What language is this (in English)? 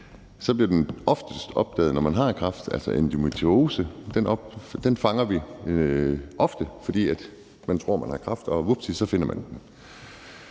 Danish